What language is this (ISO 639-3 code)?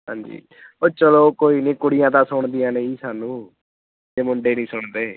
pan